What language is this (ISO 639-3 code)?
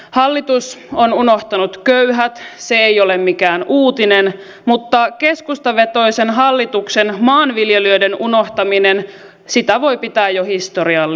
fin